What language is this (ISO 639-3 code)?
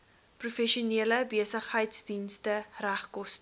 afr